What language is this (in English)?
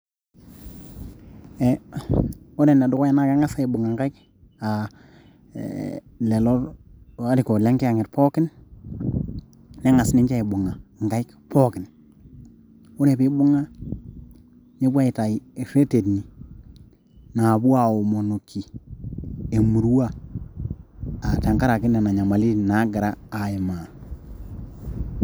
Masai